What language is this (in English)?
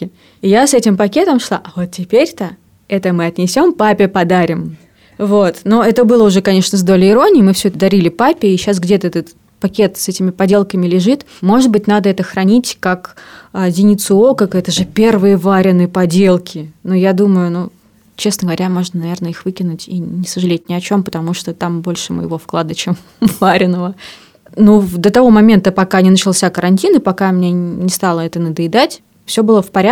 Russian